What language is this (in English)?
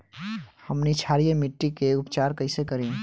Bhojpuri